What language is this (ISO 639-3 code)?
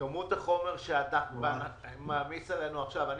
heb